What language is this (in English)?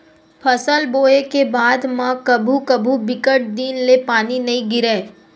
Chhattisgarhi